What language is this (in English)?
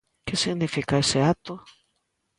Galician